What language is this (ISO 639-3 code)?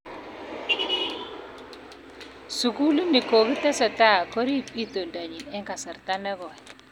kln